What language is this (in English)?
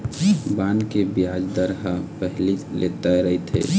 Chhattisgarhi